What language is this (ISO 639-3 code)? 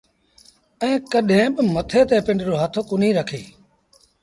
sbn